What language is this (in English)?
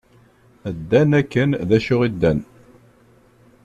Kabyle